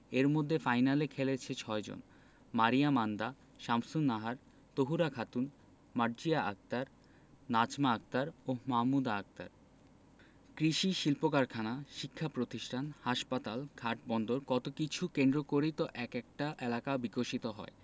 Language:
Bangla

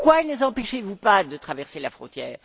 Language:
French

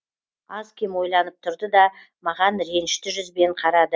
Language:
Kazakh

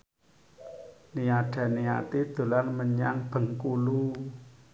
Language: Javanese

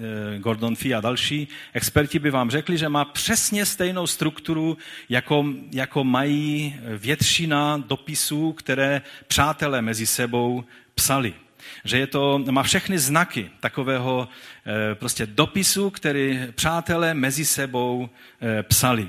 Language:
Czech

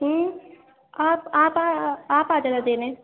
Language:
Urdu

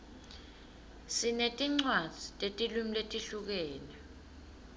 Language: Swati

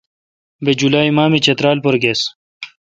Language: Kalkoti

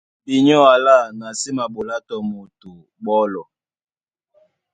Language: Duala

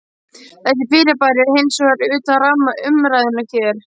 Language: Icelandic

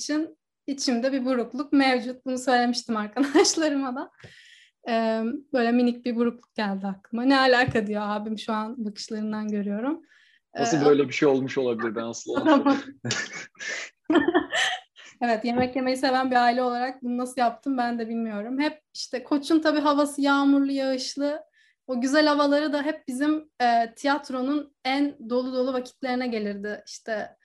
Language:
Turkish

